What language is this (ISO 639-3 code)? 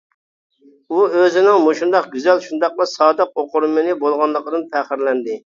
uig